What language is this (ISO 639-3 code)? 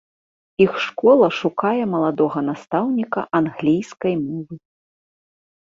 bel